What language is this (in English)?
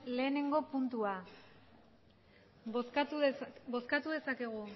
Basque